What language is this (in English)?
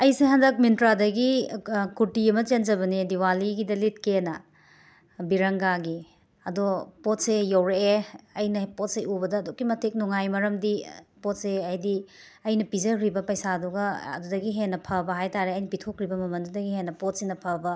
Manipuri